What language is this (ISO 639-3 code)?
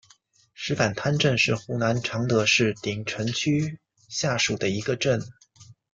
zho